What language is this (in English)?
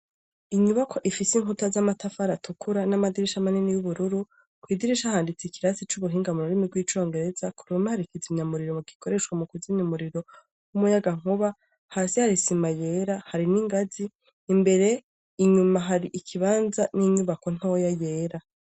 Rundi